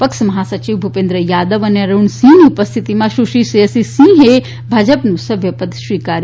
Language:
Gujarati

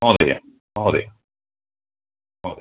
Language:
Sanskrit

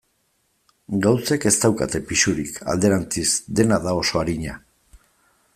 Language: Basque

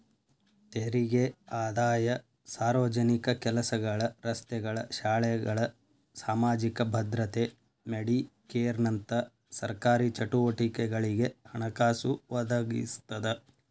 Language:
Kannada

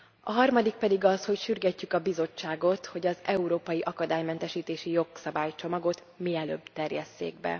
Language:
Hungarian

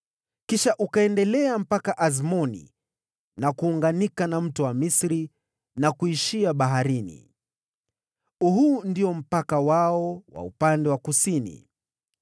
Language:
Swahili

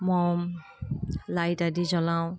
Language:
Assamese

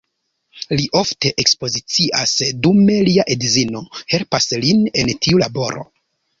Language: Esperanto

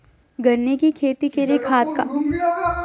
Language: Magahi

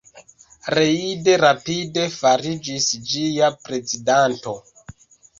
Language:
Esperanto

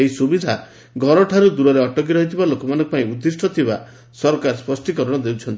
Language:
Odia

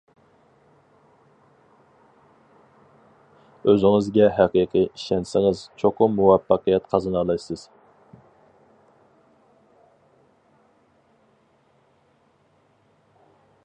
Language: Uyghur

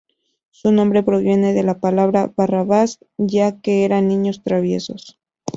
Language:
Spanish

